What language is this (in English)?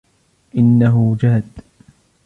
Arabic